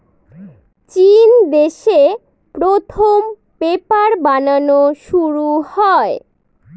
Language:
Bangla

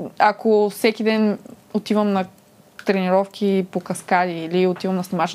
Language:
Bulgarian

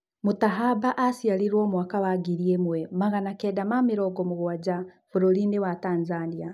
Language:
Kikuyu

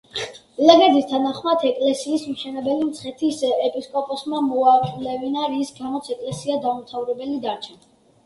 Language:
Georgian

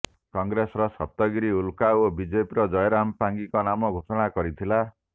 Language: Odia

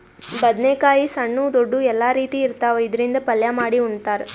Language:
Kannada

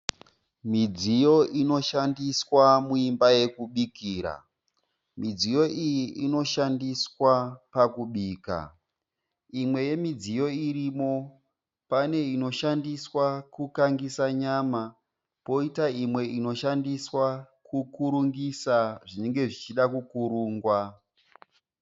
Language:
Shona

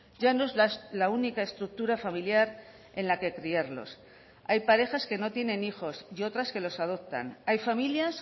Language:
Spanish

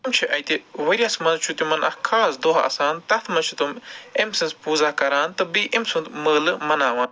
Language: Kashmiri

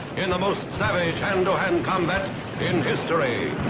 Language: English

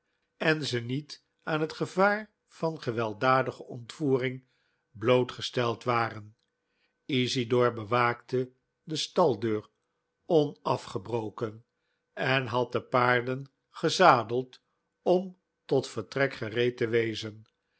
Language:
Dutch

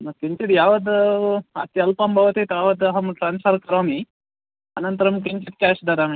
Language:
Sanskrit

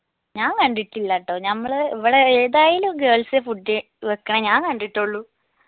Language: Malayalam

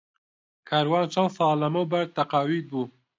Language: Central Kurdish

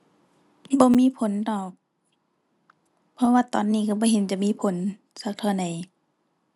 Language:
Thai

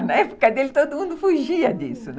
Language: Portuguese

